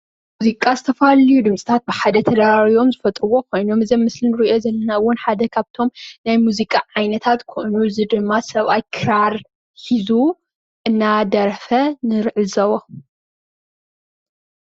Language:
Tigrinya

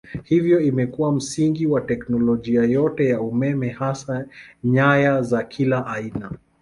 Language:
Swahili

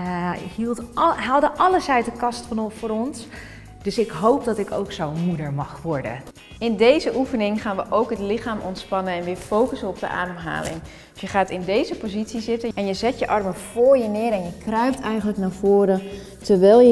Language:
Dutch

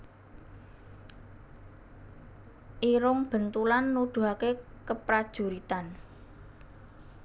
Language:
Javanese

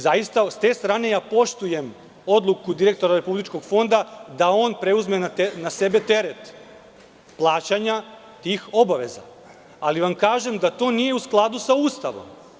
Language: Serbian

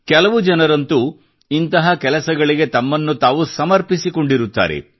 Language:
Kannada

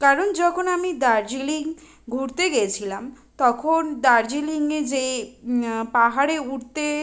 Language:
Bangla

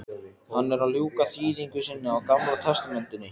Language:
Icelandic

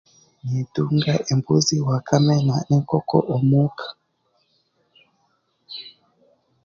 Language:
Chiga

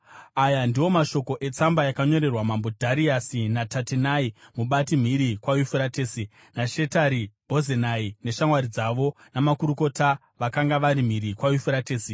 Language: Shona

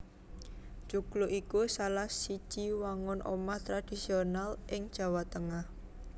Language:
Javanese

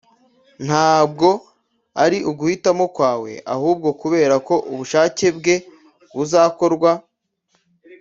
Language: Kinyarwanda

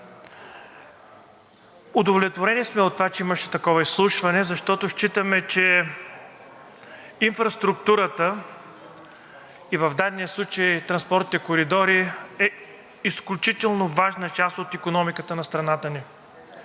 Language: Bulgarian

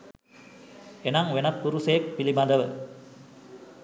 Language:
Sinhala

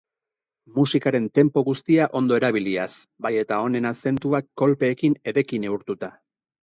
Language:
Basque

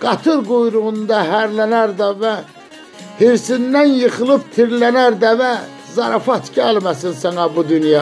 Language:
Turkish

